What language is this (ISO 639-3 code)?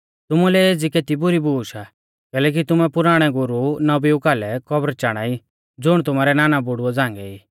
bfz